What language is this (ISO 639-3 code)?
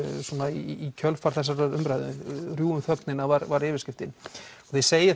isl